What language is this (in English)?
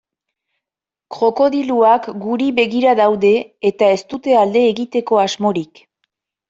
Basque